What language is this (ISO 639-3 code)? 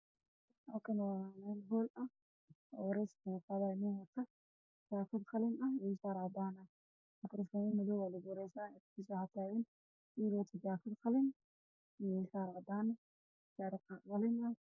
som